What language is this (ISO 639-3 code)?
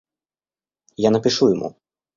rus